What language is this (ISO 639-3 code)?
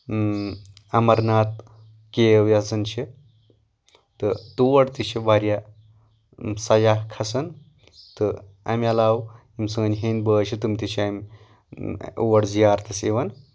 kas